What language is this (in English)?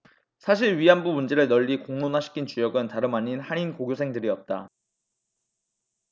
Korean